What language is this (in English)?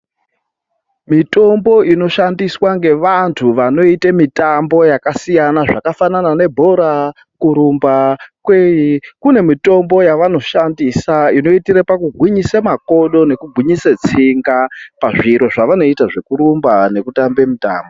Ndau